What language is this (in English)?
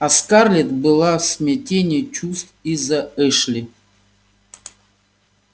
Russian